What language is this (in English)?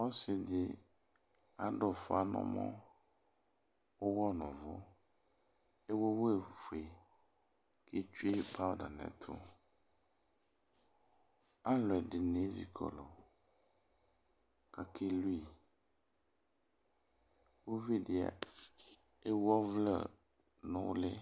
Ikposo